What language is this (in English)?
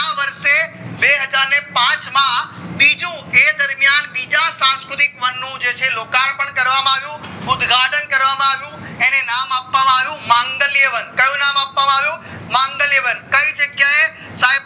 Gujarati